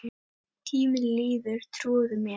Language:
Icelandic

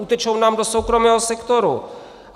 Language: Czech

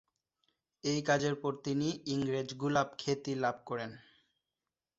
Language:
Bangla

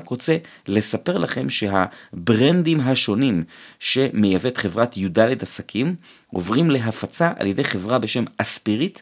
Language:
Hebrew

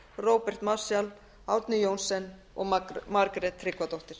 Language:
Icelandic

